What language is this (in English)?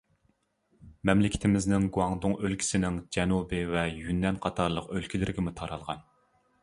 Uyghur